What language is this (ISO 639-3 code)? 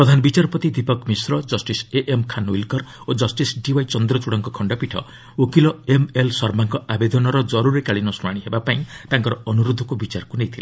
ori